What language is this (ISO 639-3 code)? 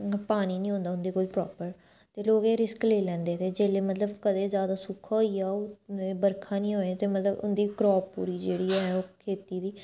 doi